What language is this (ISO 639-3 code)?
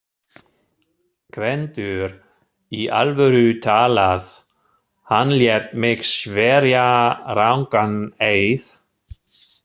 isl